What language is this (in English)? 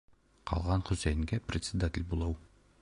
Bashkir